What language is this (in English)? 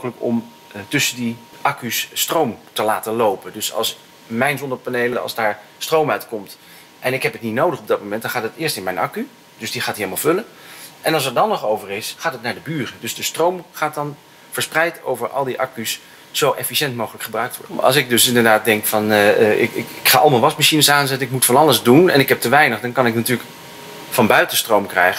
Dutch